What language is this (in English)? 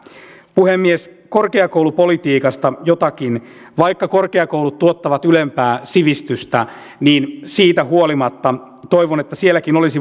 Finnish